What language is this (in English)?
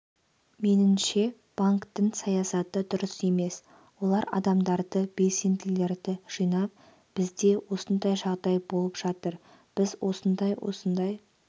Kazakh